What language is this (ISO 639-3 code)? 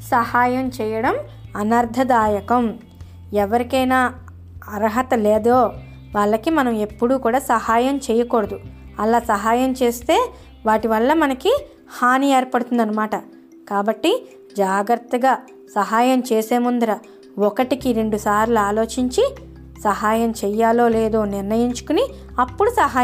tel